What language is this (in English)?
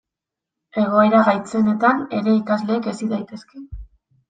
Basque